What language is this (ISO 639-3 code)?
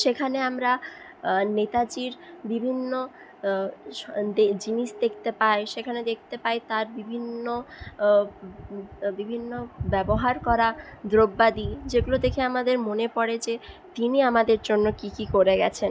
ben